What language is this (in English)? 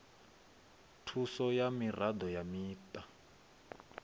Venda